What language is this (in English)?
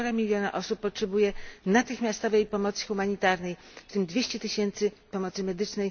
Polish